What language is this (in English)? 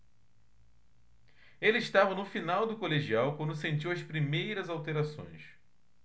Portuguese